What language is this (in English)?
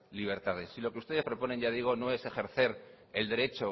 Spanish